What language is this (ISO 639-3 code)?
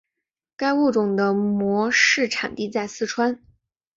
zho